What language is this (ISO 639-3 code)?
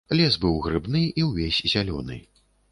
bel